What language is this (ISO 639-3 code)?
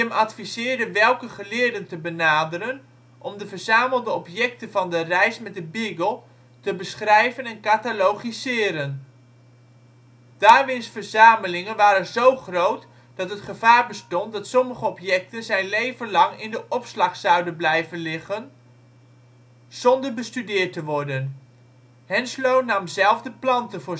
nld